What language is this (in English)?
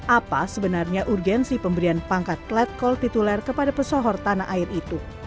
Indonesian